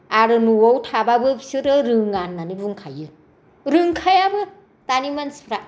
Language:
Bodo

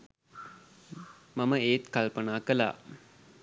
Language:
Sinhala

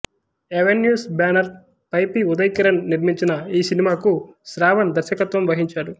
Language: Telugu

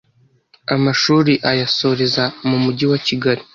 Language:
Kinyarwanda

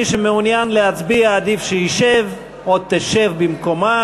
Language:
Hebrew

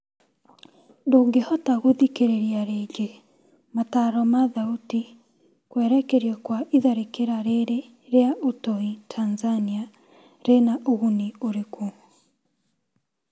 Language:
Kikuyu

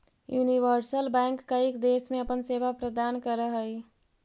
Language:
Magahi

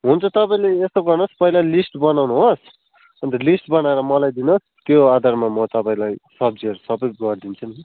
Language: Nepali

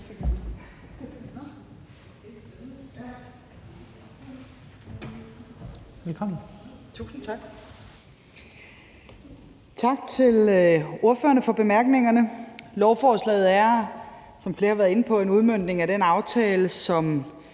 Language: Danish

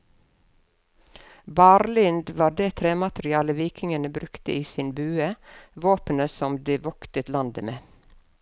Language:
Norwegian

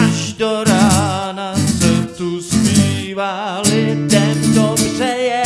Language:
Czech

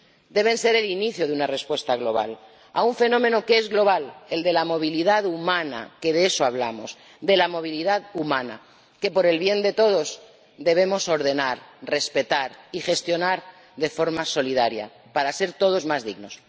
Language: Spanish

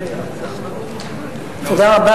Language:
Hebrew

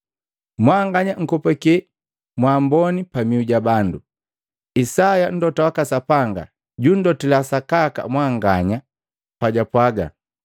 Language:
Matengo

